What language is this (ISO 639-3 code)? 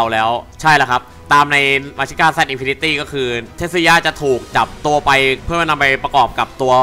tha